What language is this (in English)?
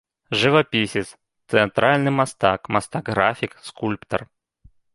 Belarusian